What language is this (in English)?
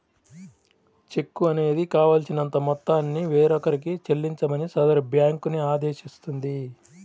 Telugu